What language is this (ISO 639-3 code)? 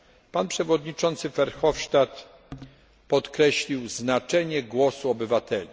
pol